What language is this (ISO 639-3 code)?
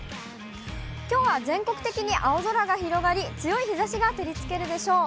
jpn